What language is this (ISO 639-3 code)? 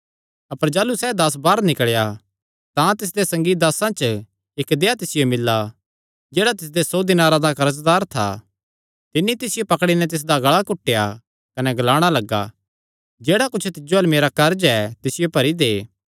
xnr